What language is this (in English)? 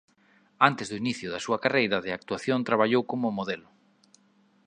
Galician